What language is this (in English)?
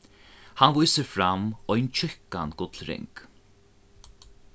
Faroese